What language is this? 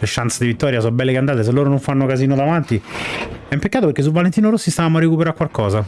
Italian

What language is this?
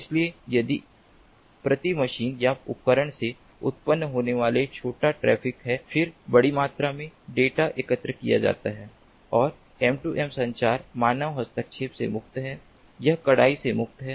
Hindi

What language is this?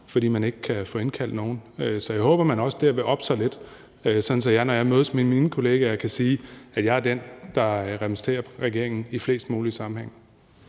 Danish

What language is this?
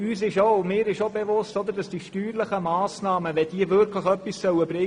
Swiss German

